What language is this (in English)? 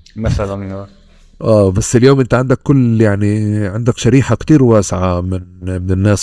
Arabic